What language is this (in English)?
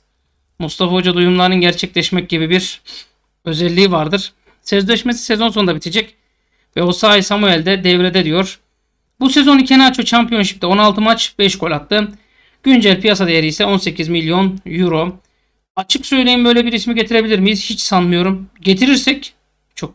Turkish